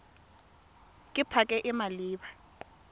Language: Tswana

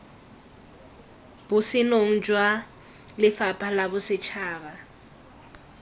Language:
Tswana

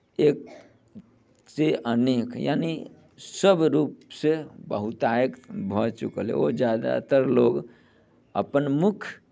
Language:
Maithili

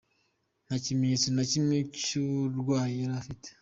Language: Kinyarwanda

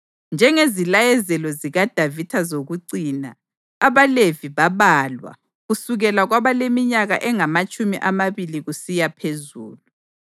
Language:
North Ndebele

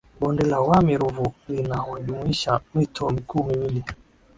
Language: Swahili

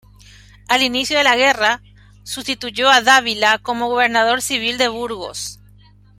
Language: Spanish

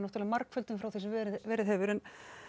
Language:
Icelandic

